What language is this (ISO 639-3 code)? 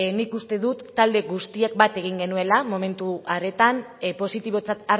eus